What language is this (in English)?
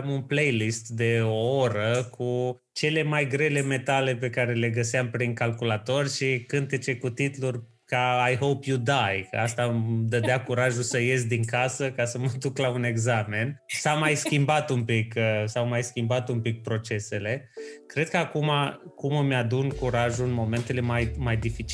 Romanian